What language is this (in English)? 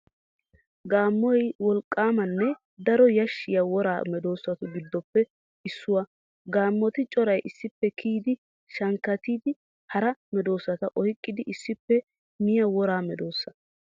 Wolaytta